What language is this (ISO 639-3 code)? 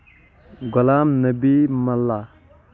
kas